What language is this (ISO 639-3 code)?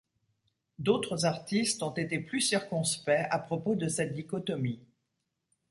fra